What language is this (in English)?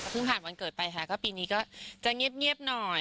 Thai